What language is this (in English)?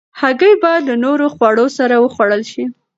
Pashto